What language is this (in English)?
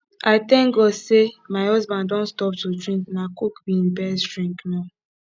Nigerian Pidgin